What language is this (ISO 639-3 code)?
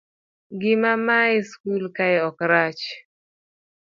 luo